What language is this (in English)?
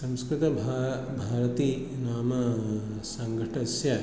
Sanskrit